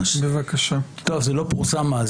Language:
Hebrew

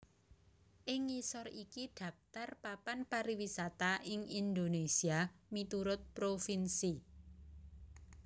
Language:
Javanese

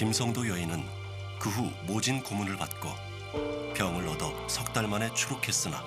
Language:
Korean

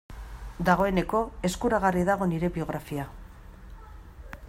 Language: Basque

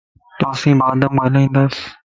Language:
Lasi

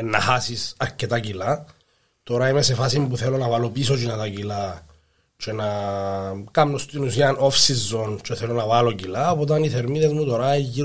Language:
Greek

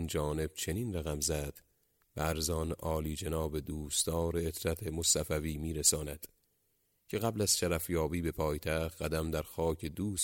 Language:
Persian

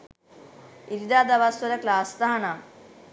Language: Sinhala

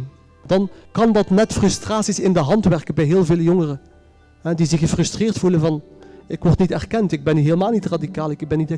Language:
Dutch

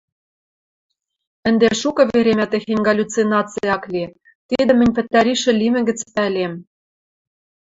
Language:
Western Mari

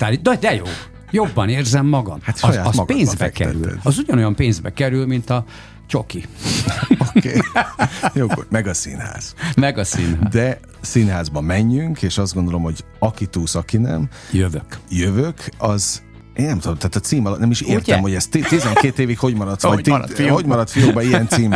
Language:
Hungarian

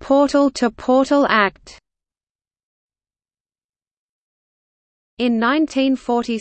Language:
English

